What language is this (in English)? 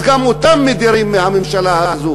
Hebrew